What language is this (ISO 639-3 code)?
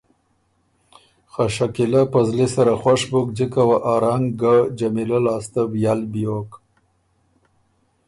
oru